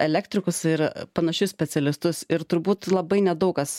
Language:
Lithuanian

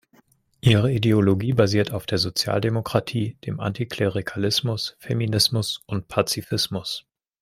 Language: German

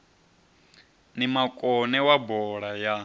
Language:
Venda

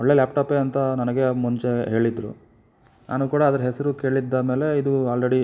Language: Kannada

